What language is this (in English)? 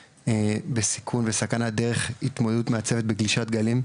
Hebrew